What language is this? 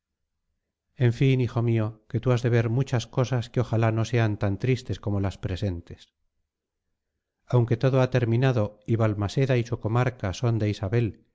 Spanish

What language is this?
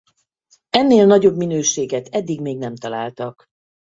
Hungarian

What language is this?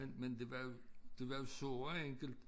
Danish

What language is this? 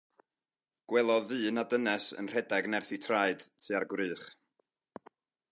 Welsh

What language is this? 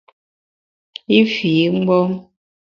Bamun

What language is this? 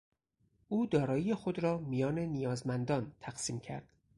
Persian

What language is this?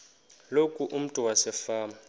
Xhosa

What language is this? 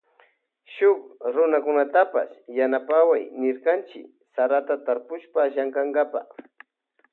Loja Highland Quichua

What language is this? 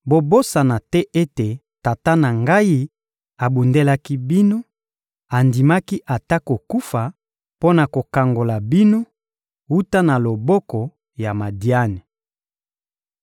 Lingala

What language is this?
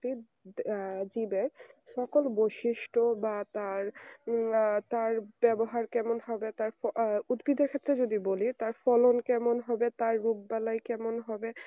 Bangla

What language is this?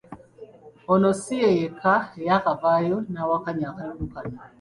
Ganda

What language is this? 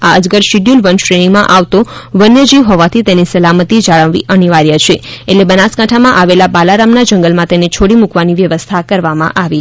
Gujarati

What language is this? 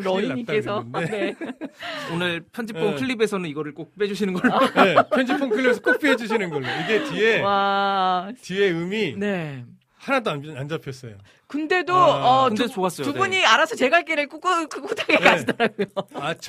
Korean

